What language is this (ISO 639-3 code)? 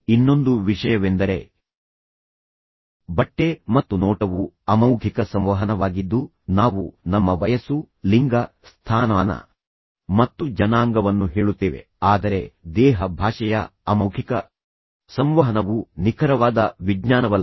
kan